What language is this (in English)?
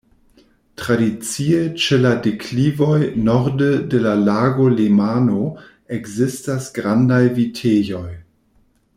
Esperanto